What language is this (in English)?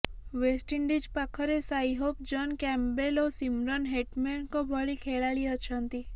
Odia